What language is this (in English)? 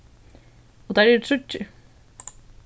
Faroese